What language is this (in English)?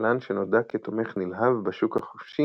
Hebrew